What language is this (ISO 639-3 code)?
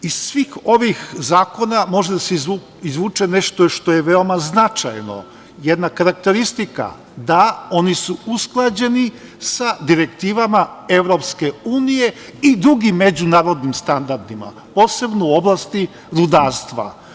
srp